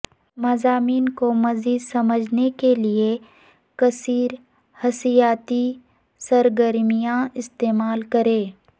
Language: Urdu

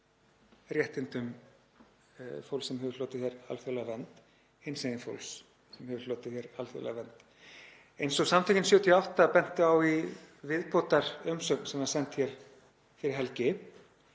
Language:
Icelandic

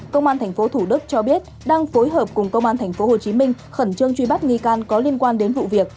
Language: Vietnamese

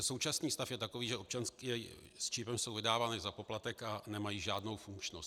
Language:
Czech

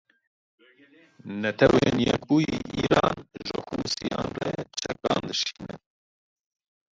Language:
Kurdish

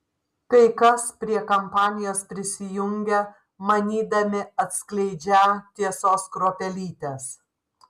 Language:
Lithuanian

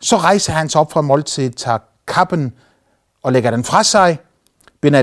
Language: Danish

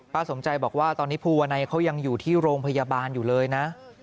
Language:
Thai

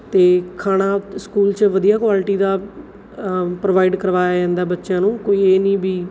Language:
Punjabi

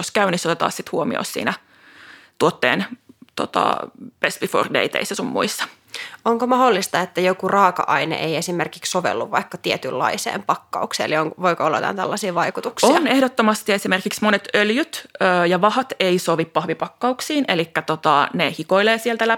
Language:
Finnish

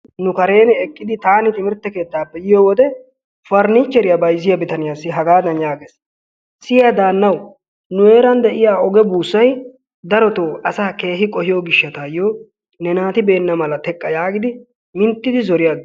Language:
Wolaytta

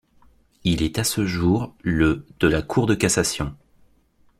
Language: French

